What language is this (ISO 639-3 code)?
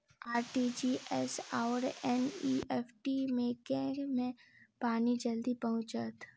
mai